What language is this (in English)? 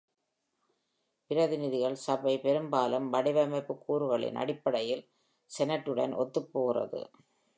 Tamil